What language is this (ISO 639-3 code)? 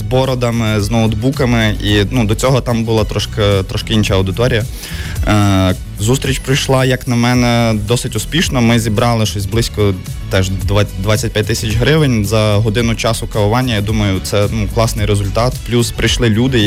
ukr